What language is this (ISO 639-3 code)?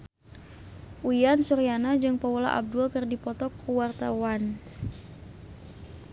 sun